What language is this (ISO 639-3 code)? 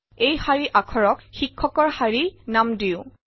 asm